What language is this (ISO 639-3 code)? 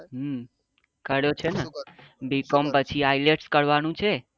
guj